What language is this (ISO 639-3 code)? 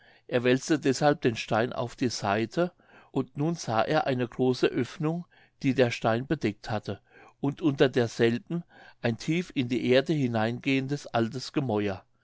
deu